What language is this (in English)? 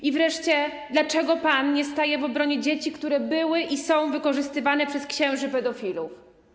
Polish